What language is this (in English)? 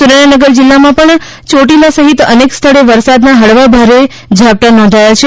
Gujarati